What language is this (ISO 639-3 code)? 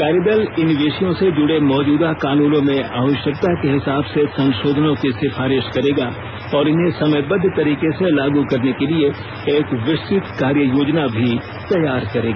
hin